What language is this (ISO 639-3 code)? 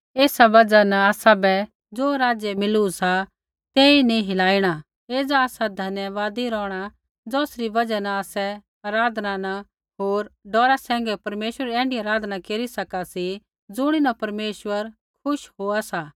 kfx